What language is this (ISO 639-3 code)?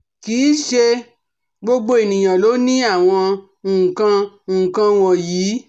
yor